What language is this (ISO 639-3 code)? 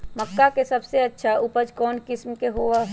mag